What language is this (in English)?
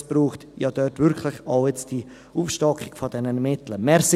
Swiss German